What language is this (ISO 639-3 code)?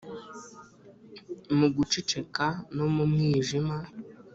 kin